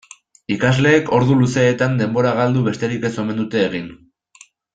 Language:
Basque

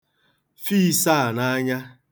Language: Igbo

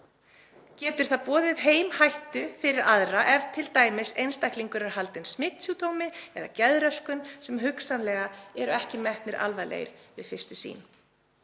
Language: Icelandic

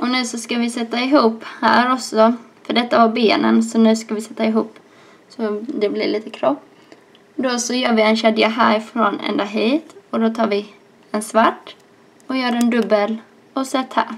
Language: Swedish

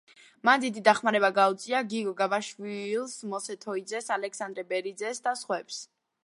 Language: Georgian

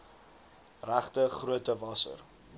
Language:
Afrikaans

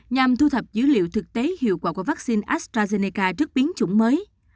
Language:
Vietnamese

